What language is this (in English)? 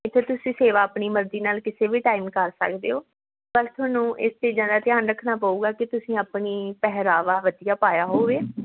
Punjabi